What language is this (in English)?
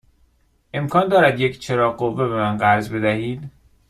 Persian